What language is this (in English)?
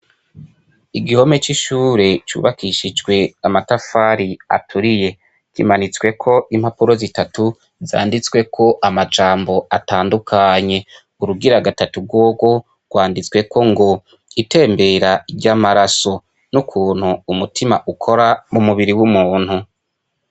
Rundi